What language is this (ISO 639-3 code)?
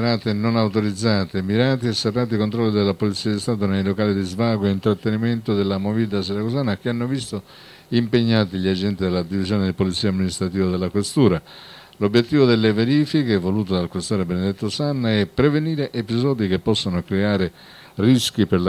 ita